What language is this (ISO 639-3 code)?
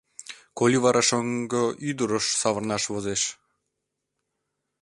chm